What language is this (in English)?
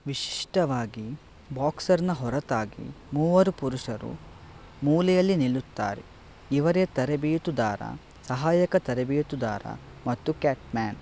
Kannada